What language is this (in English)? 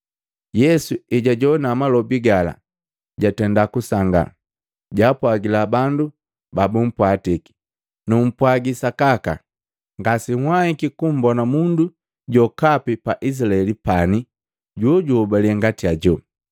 Matengo